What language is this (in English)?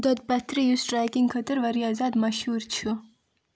Kashmiri